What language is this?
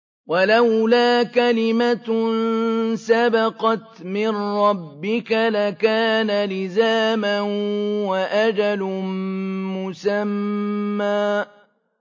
Arabic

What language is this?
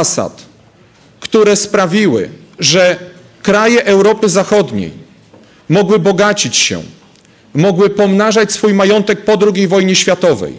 Polish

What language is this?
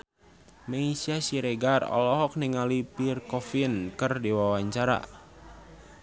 Sundanese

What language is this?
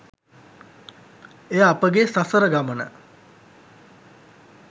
Sinhala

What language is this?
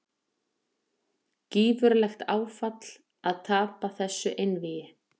Icelandic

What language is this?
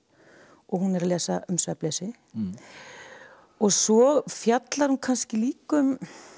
Icelandic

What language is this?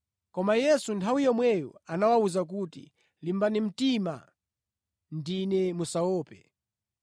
Nyanja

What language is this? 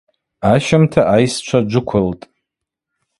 Abaza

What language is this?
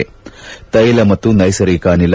Kannada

